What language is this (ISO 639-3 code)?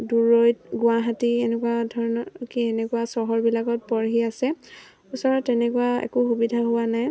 asm